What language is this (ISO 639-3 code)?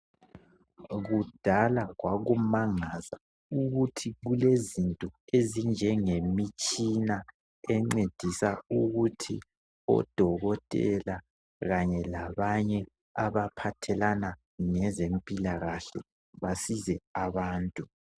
nde